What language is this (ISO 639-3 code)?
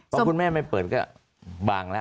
tha